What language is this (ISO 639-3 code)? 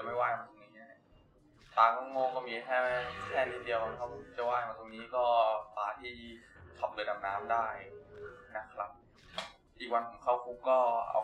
tha